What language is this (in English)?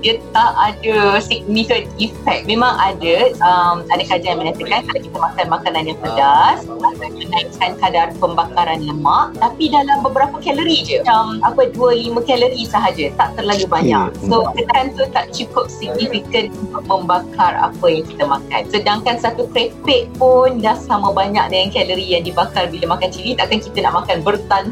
Malay